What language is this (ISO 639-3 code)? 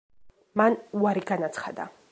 kat